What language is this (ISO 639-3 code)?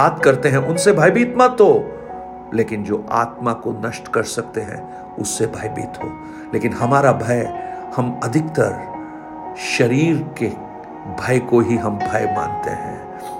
hin